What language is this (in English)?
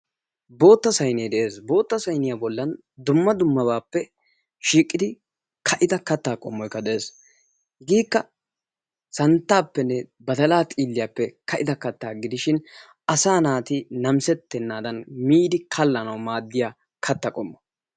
Wolaytta